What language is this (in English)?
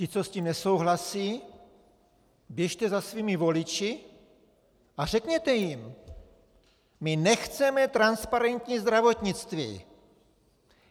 Czech